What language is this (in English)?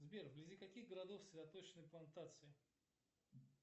Russian